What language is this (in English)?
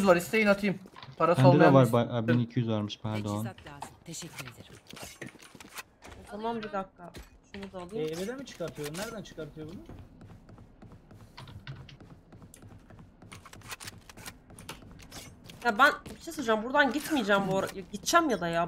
Turkish